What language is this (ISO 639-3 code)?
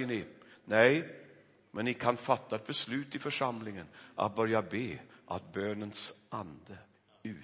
swe